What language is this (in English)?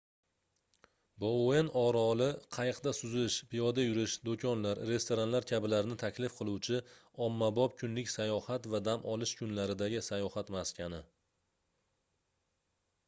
Uzbek